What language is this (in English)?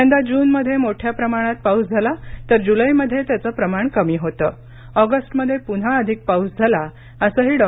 Marathi